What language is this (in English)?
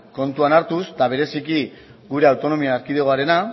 Basque